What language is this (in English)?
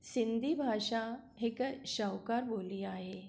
Sindhi